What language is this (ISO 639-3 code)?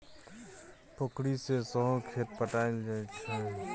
mai